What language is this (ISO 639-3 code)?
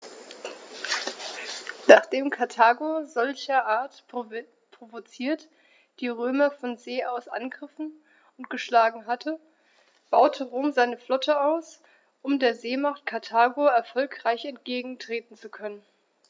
deu